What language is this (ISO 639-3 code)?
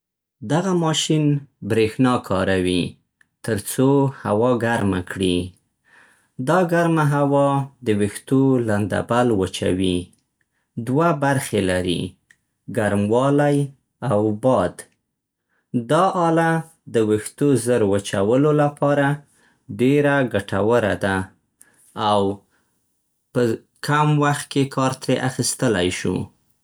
pst